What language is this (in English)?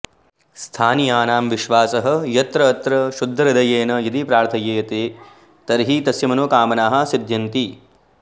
Sanskrit